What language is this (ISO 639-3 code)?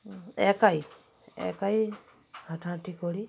ben